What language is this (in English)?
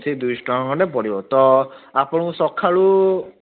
Odia